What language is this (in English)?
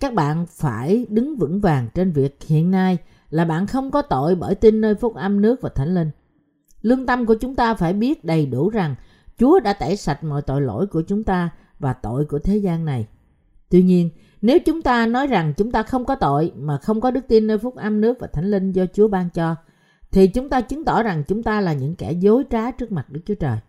Vietnamese